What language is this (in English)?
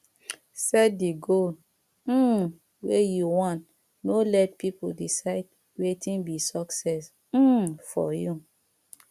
Nigerian Pidgin